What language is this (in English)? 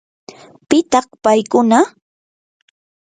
Yanahuanca Pasco Quechua